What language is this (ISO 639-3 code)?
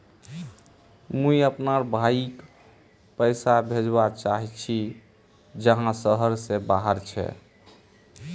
mag